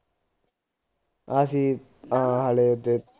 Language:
Punjabi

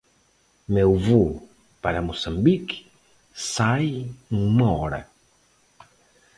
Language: Portuguese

